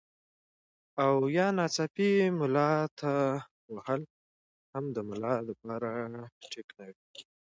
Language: Pashto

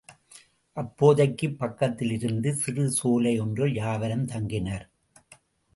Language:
Tamil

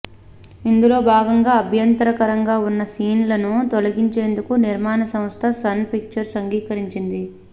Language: Telugu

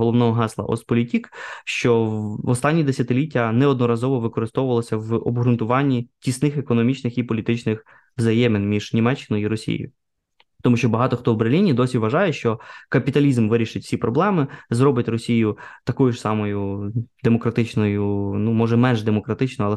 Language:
Ukrainian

